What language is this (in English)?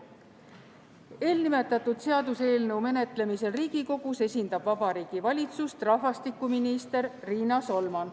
Estonian